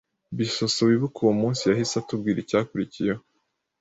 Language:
Kinyarwanda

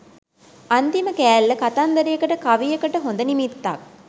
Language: Sinhala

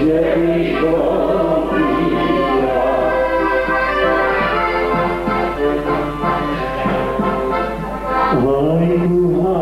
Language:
Slovak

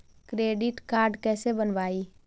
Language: Magahi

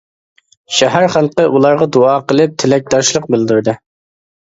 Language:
Uyghur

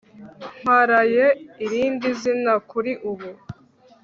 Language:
Kinyarwanda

